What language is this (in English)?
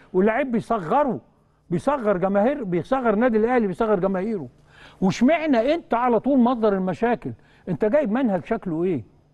Arabic